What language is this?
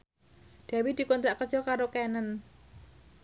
Javanese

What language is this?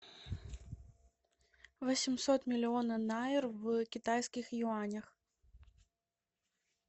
Russian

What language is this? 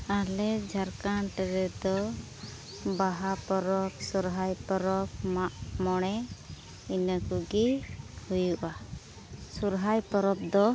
Santali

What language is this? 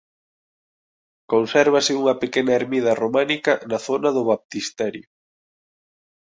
Galician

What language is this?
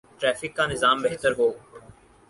Urdu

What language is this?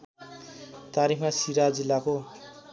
Nepali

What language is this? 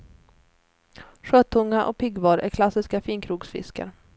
Swedish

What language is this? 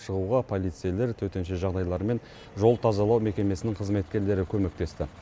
Kazakh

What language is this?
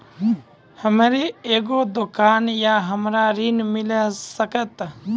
Maithili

